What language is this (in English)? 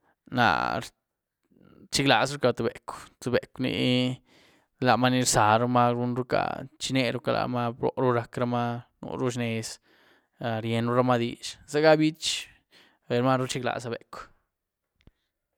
Güilá Zapotec